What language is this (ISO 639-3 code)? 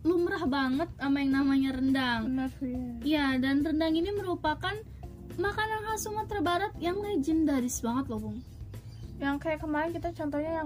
ind